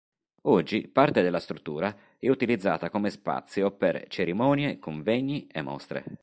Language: Italian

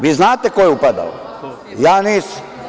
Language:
Serbian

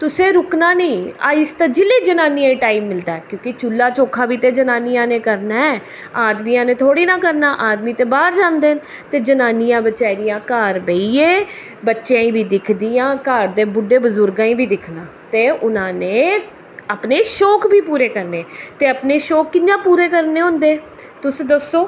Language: Dogri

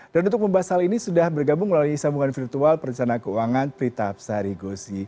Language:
Indonesian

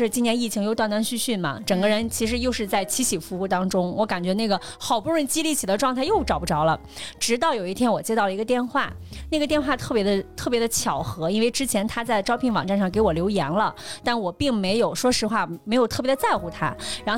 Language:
Chinese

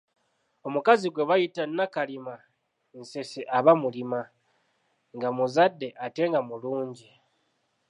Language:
Ganda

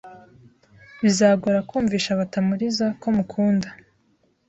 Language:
Kinyarwanda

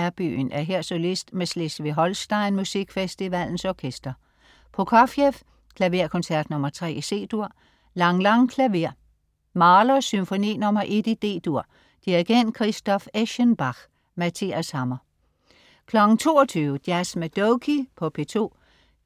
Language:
Danish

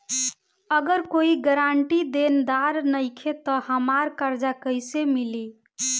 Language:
Bhojpuri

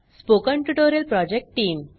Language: Marathi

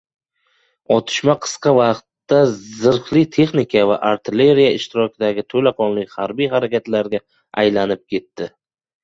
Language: Uzbek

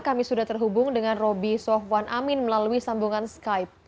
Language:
Indonesian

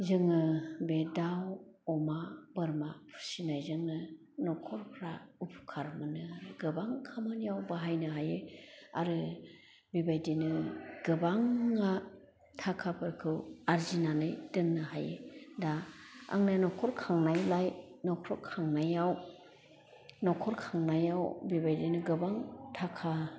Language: Bodo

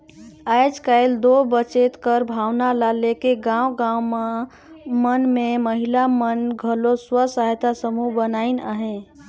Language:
Chhattisgarhi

